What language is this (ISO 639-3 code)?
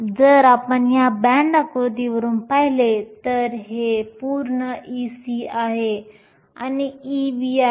mar